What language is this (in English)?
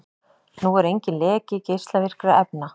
Icelandic